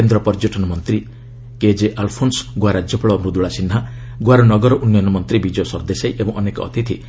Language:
Odia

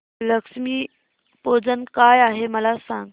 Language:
Marathi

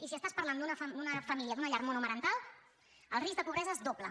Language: Catalan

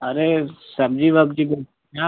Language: Hindi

